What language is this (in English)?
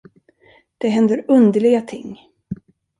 Swedish